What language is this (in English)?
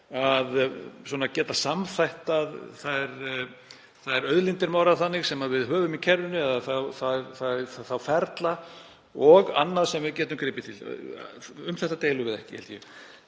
Icelandic